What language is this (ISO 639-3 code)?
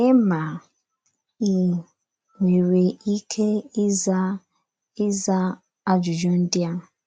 ibo